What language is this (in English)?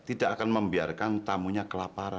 Indonesian